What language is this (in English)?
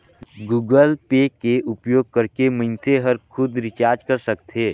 Chhattisgarhi